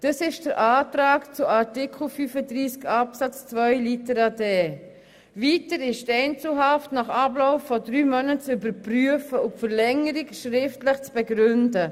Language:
Swiss German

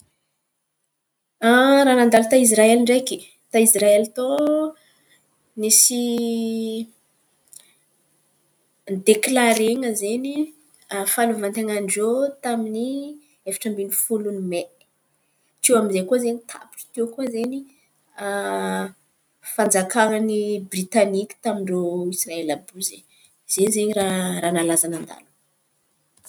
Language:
Antankarana Malagasy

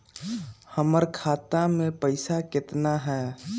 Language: Magahi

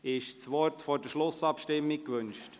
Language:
Swiss German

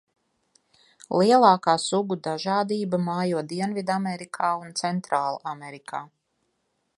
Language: Latvian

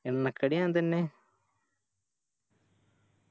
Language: Malayalam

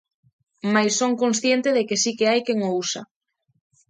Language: Galician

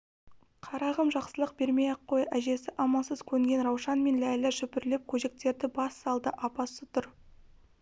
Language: Kazakh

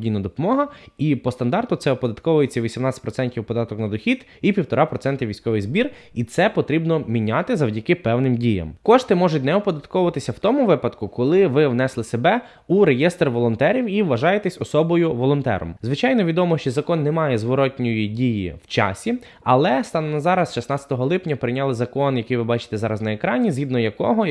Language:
Ukrainian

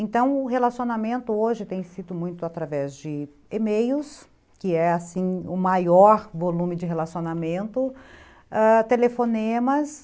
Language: Portuguese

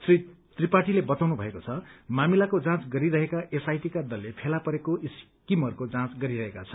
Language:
Nepali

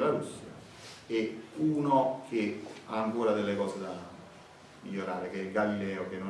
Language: Italian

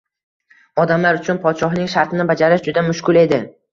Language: Uzbek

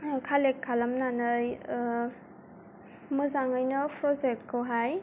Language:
Bodo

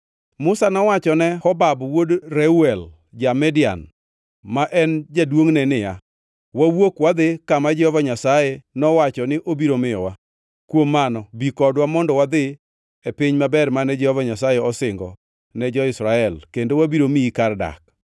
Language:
Luo (Kenya and Tanzania)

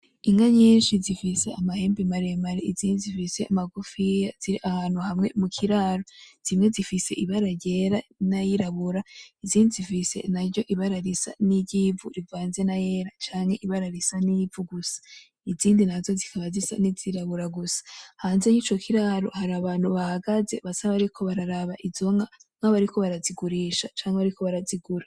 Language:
Rundi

